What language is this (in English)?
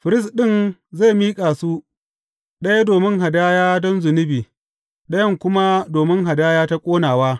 Hausa